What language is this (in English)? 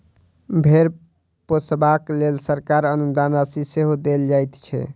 Maithili